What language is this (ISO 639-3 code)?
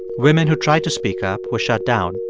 eng